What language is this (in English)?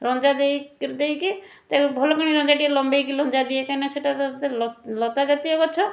Odia